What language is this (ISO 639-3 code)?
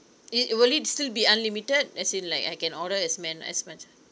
eng